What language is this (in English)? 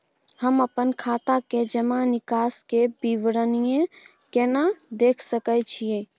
Maithili